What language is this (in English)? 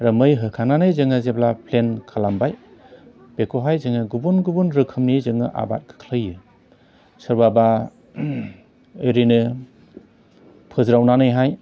Bodo